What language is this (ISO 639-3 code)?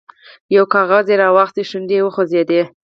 pus